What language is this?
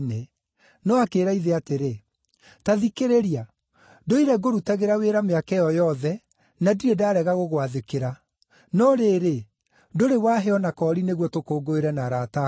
Kikuyu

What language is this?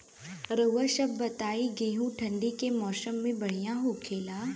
Bhojpuri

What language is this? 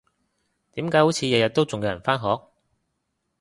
Cantonese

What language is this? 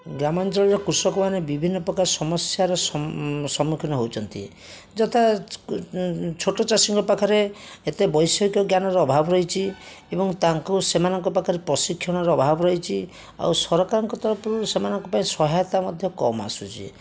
Odia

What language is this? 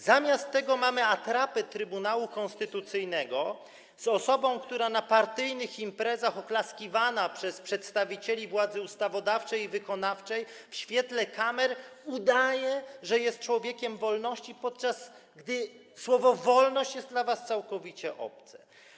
Polish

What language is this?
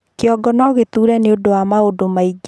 Kikuyu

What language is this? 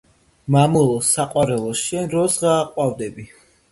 Georgian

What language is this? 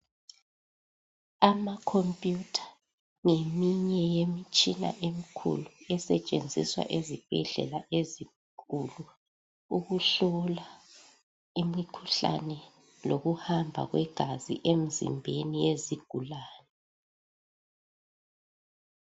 North Ndebele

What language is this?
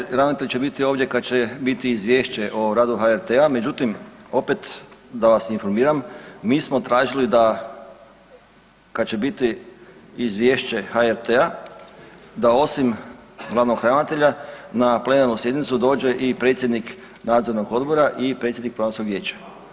Croatian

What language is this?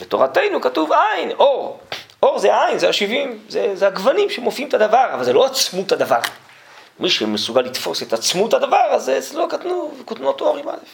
Hebrew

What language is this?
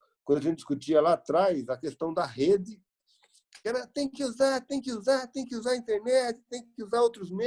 Portuguese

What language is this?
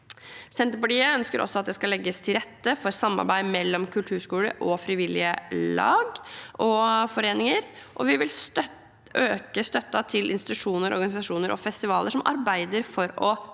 Norwegian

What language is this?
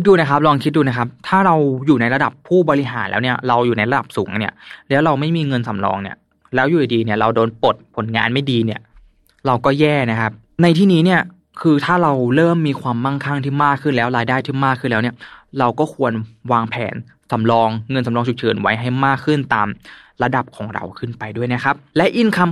Thai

